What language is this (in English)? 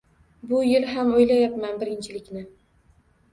Uzbek